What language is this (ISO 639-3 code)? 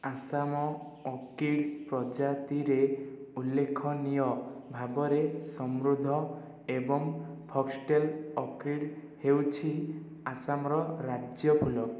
ori